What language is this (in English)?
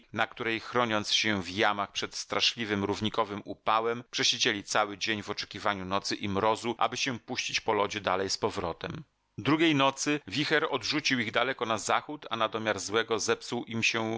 Polish